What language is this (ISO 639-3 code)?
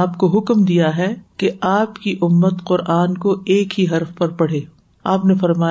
urd